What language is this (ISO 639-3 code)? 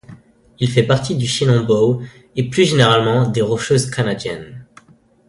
fra